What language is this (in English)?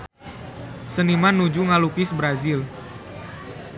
Sundanese